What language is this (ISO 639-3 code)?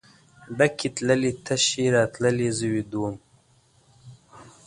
pus